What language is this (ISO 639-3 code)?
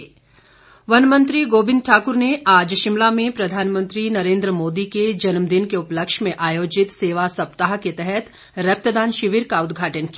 hin